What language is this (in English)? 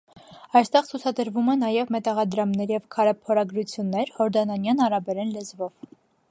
Armenian